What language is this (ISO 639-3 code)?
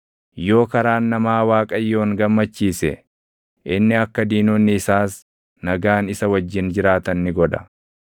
orm